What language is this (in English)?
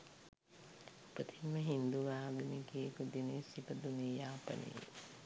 Sinhala